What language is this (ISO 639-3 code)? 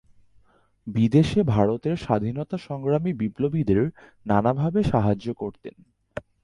ben